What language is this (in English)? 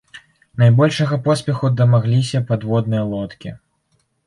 Belarusian